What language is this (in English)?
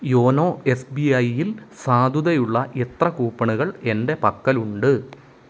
Malayalam